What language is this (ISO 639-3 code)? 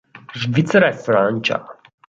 ita